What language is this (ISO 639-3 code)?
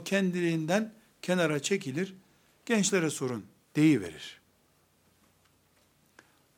tur